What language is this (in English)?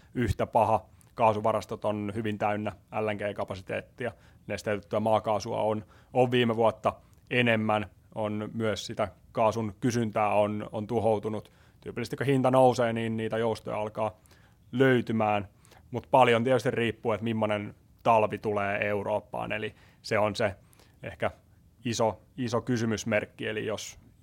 Finnish